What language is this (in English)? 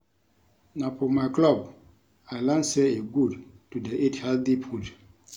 Nigerian Pidgin